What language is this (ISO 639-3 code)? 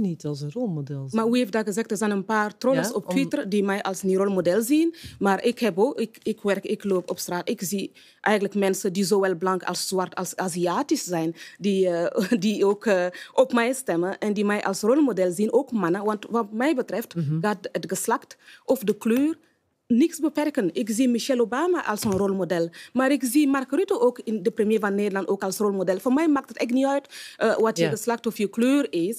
nld